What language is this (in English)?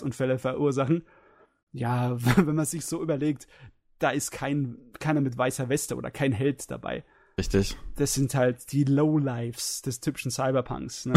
German